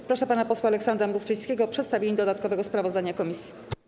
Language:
Polish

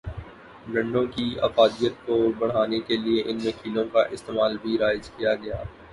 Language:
Urdu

